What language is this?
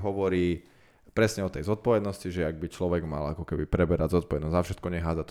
Slovak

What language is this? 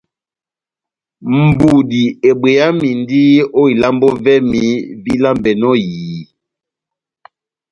Batanga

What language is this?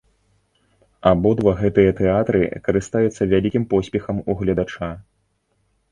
Belarusian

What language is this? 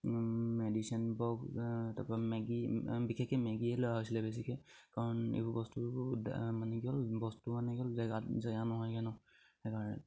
Assamese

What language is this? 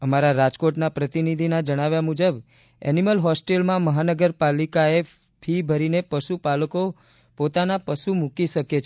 Gujarati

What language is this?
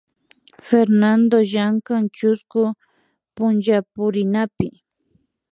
Imbabura Highland Quichua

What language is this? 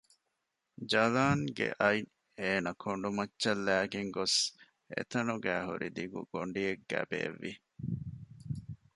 Divehi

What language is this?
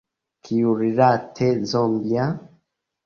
Esperanto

